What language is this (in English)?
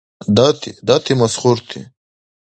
Dargwa